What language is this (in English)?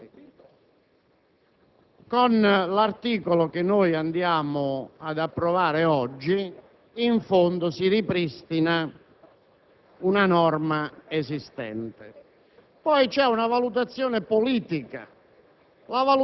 Italian